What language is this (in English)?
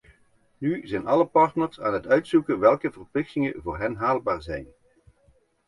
Dutch